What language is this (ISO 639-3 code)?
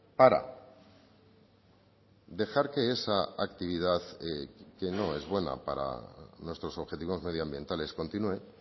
spa